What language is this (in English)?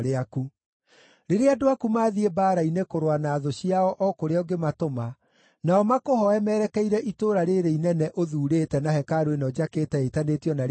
Kikuyu